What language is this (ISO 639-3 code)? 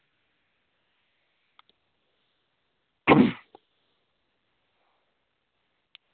doi